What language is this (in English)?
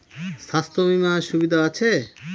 Bangla